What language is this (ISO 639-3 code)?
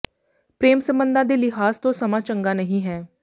pan